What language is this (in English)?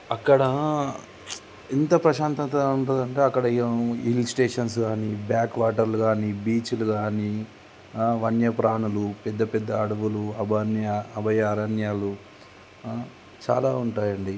Telugu